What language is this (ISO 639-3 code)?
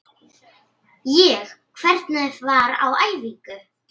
isl